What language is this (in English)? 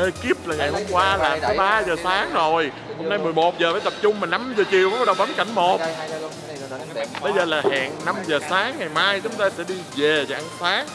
Vietnamese